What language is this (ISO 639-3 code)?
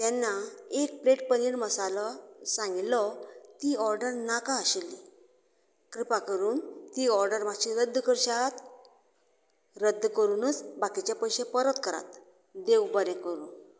kok